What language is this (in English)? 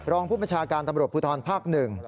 Thai